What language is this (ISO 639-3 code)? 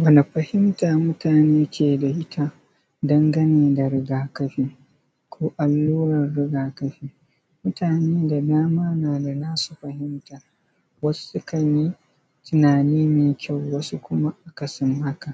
hau